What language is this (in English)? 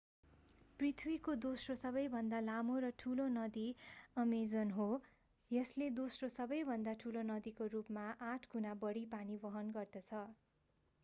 Nepali